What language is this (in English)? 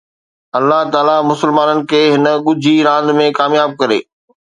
Sindhi